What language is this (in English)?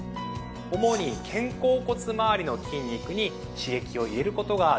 Japanese